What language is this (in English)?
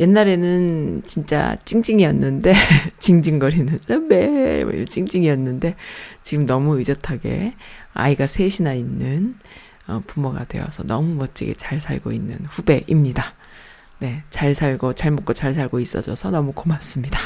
Korean